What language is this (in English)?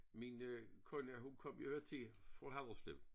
Danish